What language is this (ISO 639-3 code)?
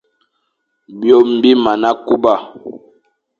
fan